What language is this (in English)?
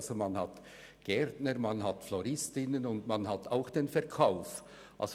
Swiss German